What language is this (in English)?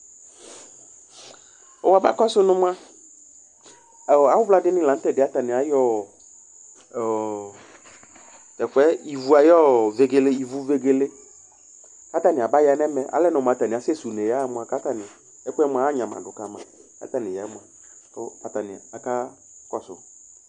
Ikposo